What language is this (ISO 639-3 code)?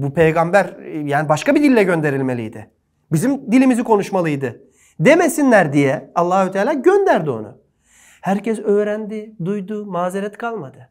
tur